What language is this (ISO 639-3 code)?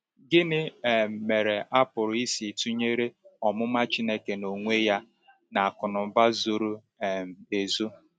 ibo